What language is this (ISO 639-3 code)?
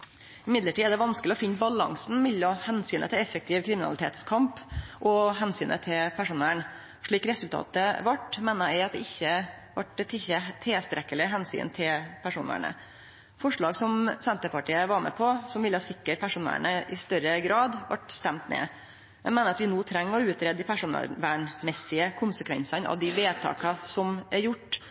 nno